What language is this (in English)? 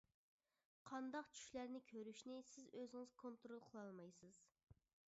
Uyghur